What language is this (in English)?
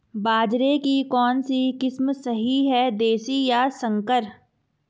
Hindi